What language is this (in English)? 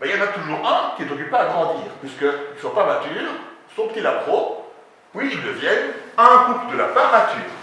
French